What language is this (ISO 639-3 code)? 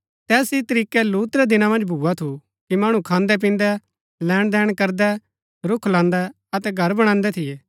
gbk